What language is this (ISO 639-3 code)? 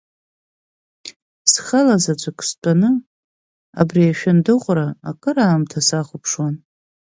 abk